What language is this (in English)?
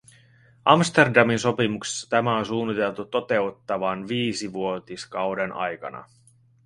Finnish